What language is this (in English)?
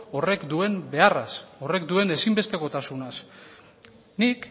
Basque